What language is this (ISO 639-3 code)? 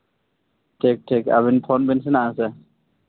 sat